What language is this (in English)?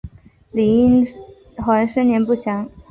Chinese